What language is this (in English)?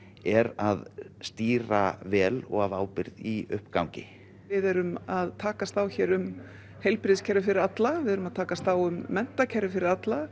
Icelandic